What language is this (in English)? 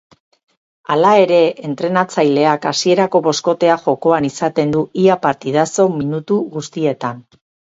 Basque